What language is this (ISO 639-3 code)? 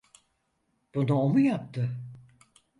tur